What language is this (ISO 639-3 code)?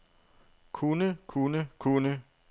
dan